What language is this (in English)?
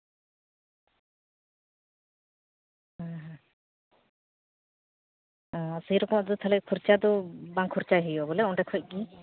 Santali